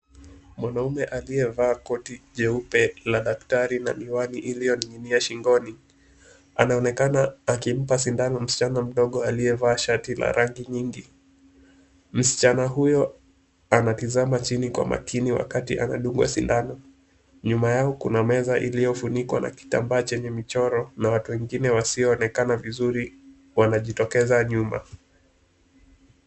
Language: Swahili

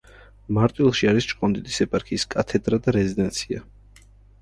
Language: Georgian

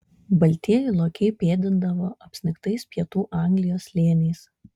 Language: Lithuanian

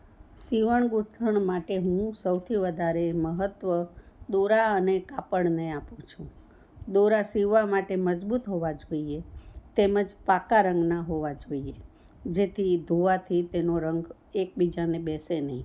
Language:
Gujarati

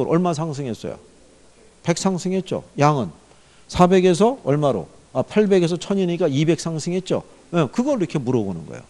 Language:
Korean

